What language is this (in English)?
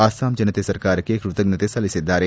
Kannada